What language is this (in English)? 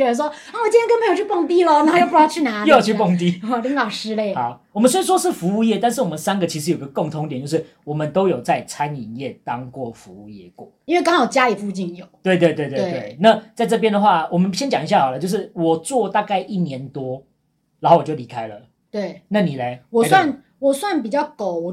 Chinese